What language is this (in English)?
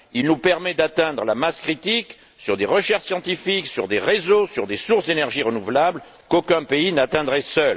French